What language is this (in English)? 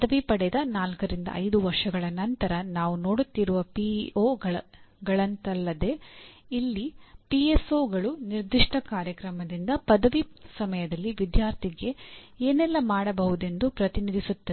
Kannada